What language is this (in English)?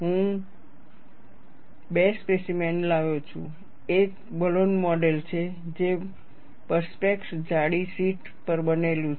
Gujarati